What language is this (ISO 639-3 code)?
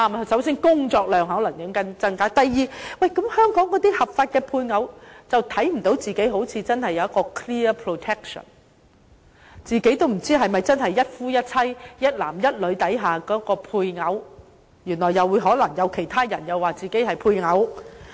yue